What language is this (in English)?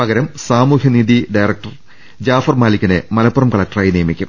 Malayalam